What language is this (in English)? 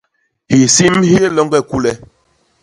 Basaa